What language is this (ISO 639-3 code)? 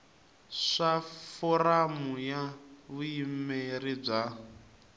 tso